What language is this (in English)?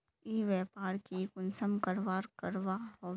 Magahi